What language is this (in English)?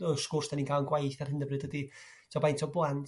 Welsh